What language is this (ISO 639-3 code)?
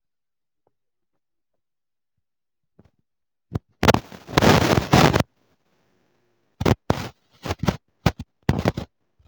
ibo